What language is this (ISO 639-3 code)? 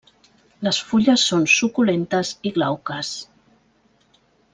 cat